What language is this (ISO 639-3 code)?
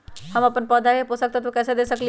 mag